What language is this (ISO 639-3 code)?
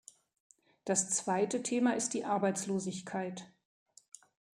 deu